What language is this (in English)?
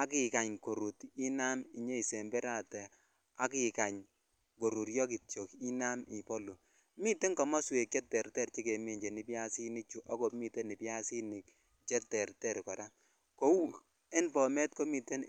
Kalenjin